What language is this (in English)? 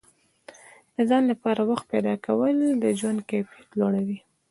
Pashto